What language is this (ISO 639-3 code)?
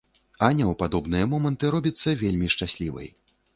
bel